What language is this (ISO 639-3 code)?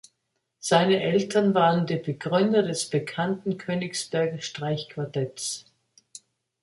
deu